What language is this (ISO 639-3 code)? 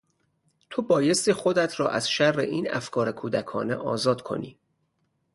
fas